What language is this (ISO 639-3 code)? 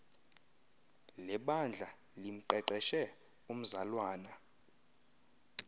xho